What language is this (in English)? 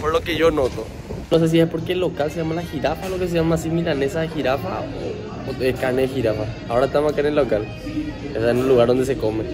Spanish